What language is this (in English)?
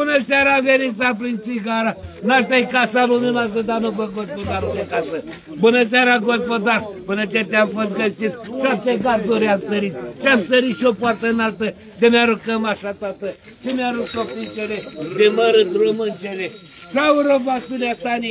Romanian